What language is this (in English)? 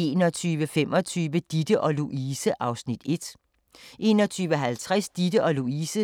Danish